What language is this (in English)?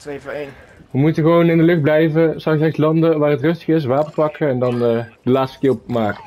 Dutch